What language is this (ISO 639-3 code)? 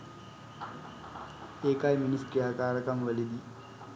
sin